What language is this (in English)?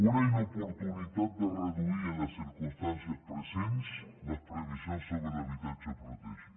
Catalan